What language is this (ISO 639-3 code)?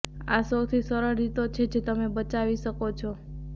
guj